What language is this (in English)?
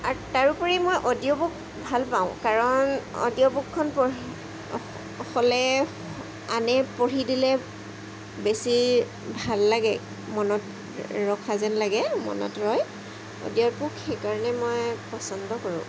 Assamese